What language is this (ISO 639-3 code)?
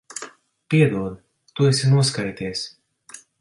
lav